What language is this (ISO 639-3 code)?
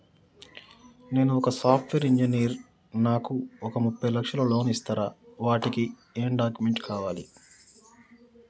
tel